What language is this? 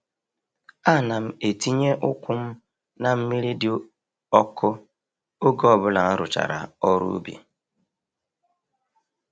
Igbo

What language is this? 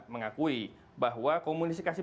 Indonesian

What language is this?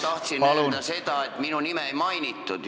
Estonian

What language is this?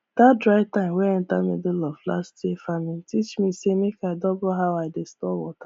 Nigerian Pidgin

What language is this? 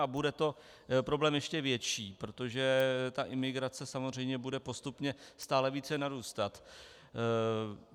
Czech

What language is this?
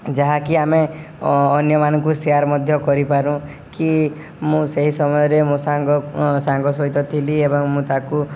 Odia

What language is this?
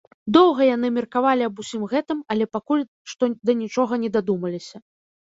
Belarusian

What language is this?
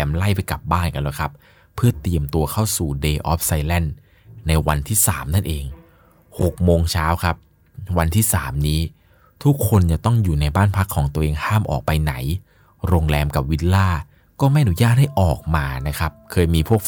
Thai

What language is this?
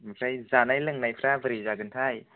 Bodo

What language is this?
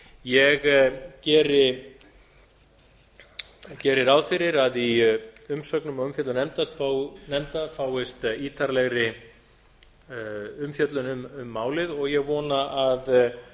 Icelandic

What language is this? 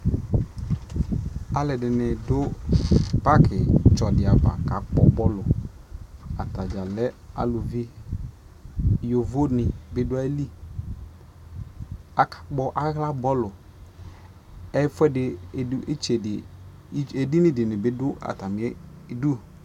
Ikposo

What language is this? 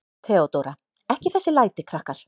Icelandic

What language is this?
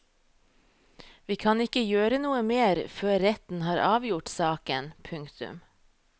Norwegian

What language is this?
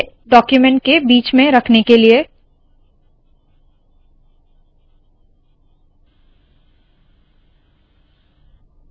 Hindi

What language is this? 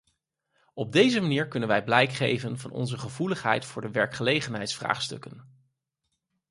Dutch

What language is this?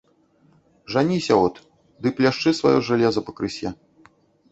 Belarusian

